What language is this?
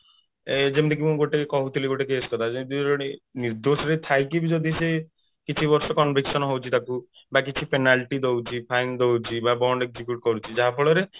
Odia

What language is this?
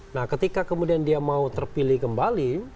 Indonesian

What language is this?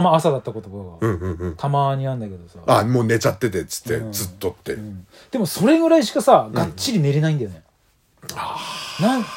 Japanese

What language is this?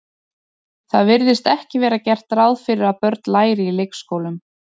Icelandic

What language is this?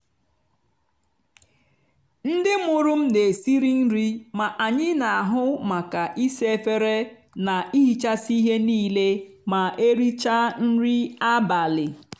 Igbo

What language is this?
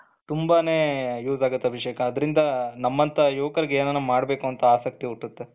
Kannada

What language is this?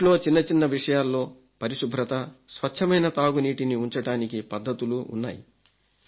Telugu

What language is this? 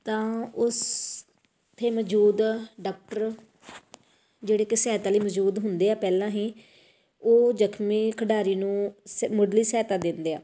Punjabi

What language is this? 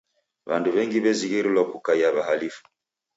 Taita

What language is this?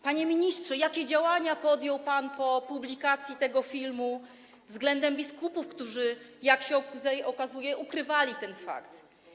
Polish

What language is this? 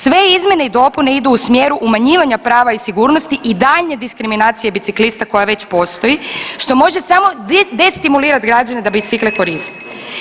Croatian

